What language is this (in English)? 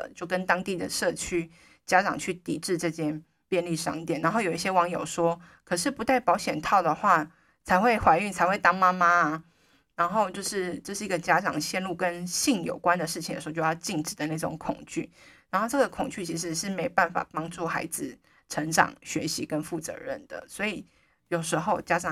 Chinese